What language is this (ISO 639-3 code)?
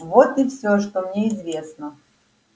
rus